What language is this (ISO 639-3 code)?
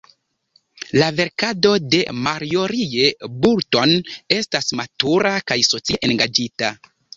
epo